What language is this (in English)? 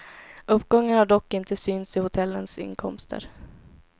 Swedish